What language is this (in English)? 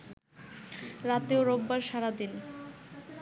Bangla